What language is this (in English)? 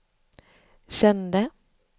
Swedish